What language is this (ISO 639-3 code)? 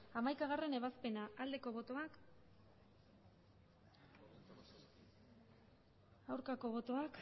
eus